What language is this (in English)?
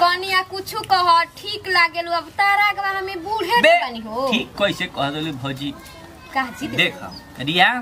Hindi